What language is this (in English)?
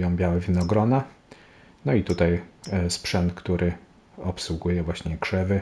Polish